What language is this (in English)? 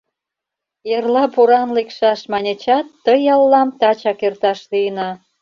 Mari